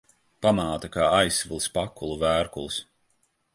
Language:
Latvian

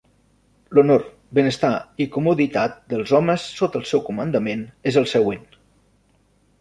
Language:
Catalan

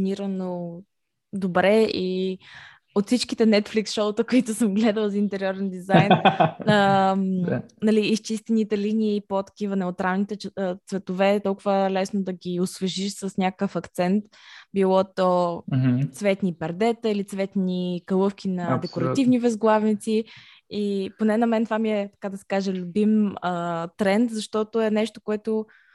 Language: Bulgarian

